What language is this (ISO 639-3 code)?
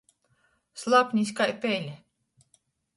ltg